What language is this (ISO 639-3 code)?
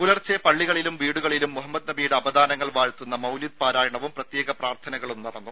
mal